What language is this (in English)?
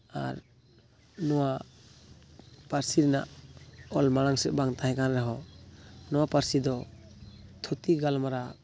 Santali